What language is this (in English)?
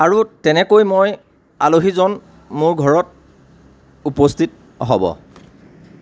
Assamese